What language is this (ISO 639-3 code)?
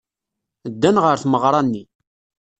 kab